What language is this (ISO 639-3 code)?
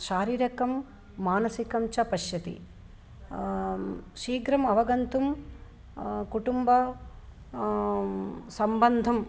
san